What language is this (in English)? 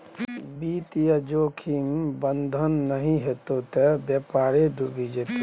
Maithili